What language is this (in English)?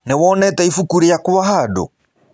Kikuyu